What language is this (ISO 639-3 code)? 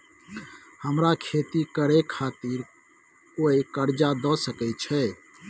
mai